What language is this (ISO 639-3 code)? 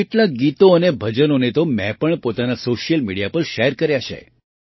guj